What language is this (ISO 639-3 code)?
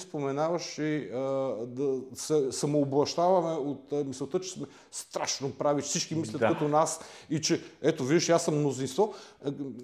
bul